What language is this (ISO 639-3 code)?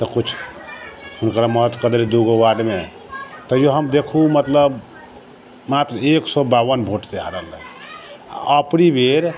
mai